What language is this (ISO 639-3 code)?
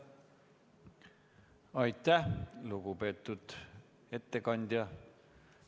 est